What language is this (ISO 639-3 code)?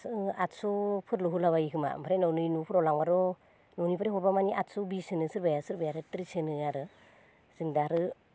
brx